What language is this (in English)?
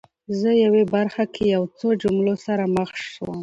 Pashto